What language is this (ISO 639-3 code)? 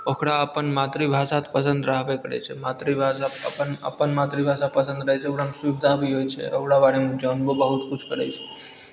mai